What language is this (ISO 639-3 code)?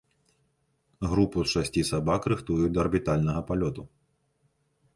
bel